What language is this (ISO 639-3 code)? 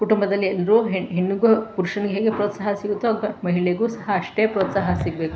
kan